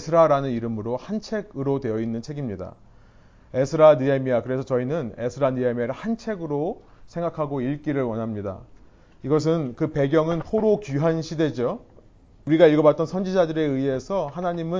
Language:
Korean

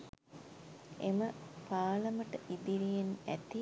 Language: Sinhala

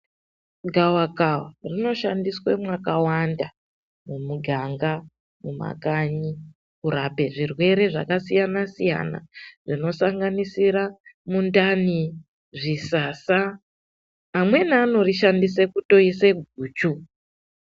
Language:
Ndau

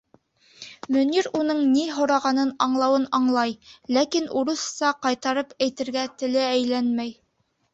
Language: Bashkir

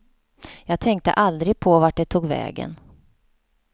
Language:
Swedish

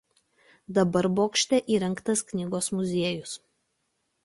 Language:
Lithuanian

